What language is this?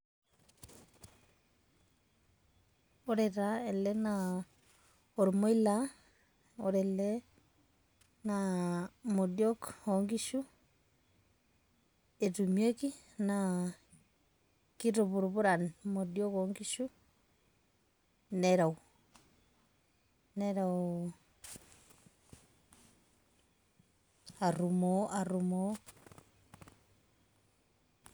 Masai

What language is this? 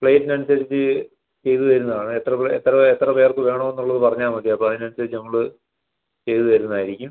Malayalam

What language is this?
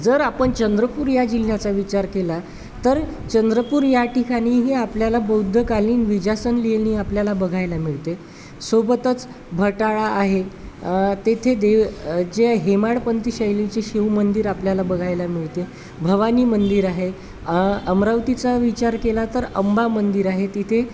Marathi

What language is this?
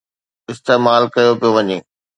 Sindhi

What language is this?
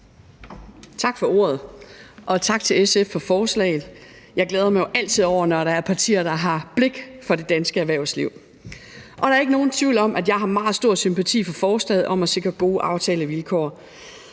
Danish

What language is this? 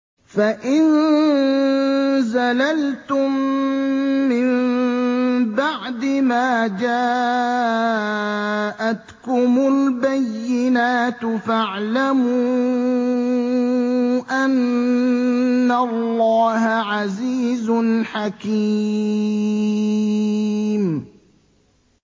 Arabic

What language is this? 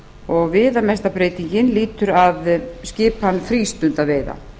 Icelandic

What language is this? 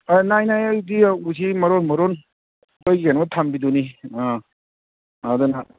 Manipuri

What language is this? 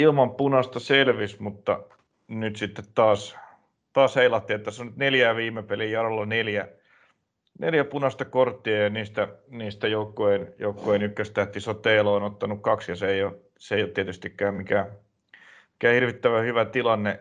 Finnish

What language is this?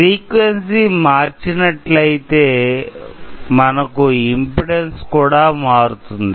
Telugu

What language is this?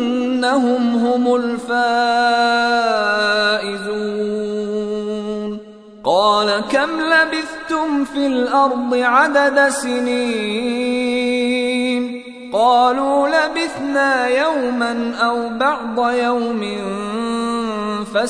Arabic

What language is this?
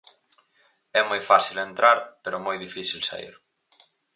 Galician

